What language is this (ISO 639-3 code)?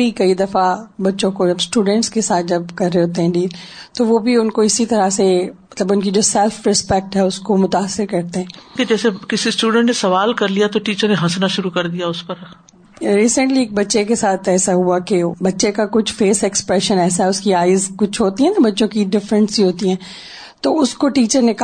urd